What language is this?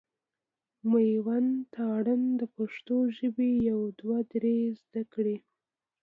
Pashto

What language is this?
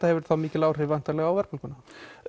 Icelandic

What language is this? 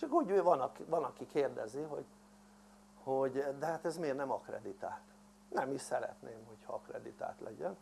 Hungarian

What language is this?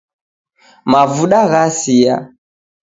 Taita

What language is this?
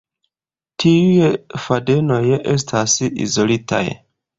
Esperanto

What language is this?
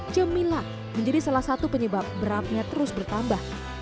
Indonesian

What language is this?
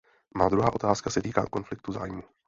Czech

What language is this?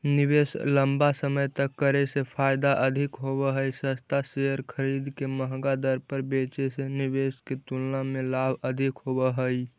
Magahi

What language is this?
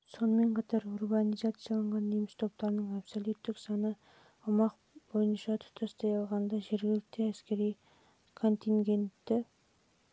Kazakh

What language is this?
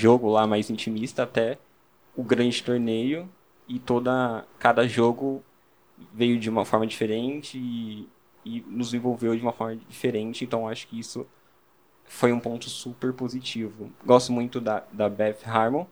Portuguese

